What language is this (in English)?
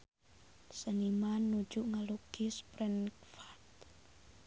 Sundanese